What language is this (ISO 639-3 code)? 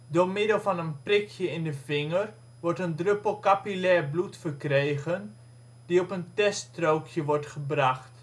nld